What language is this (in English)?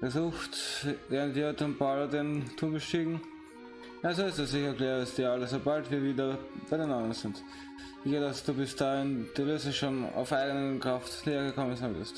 German